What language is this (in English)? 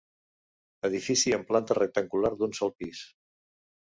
Catalan